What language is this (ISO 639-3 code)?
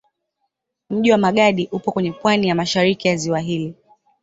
swa